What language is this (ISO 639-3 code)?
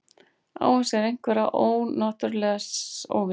isl